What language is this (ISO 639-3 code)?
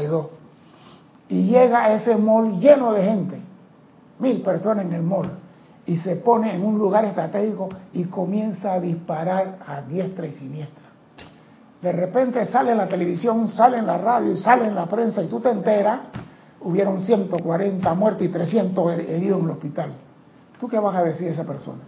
spa